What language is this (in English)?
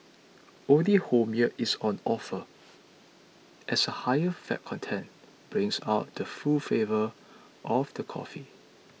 English